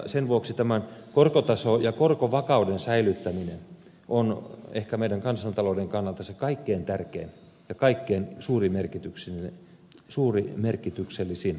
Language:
Finnish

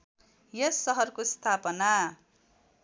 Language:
Nepali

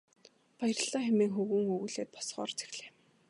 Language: Mongolian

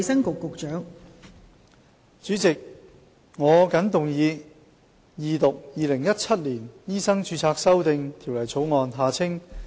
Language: Cantonese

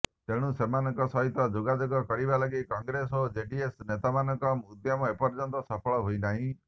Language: Odia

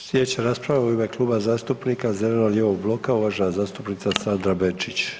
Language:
Croatian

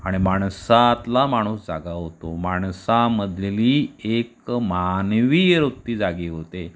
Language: Marathi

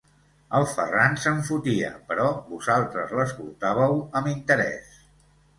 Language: Catalan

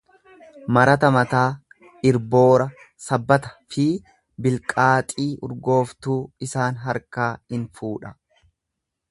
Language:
Oromo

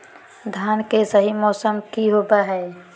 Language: Magahi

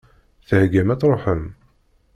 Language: Kabyle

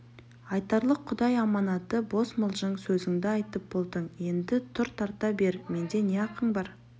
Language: Kazakh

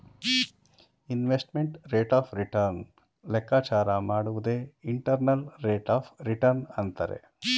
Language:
Kannada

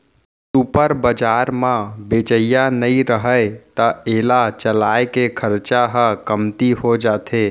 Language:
Chhattisgarhi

